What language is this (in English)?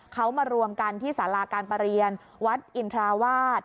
Thai